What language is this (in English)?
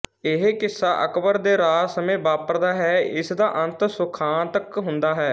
Punjabi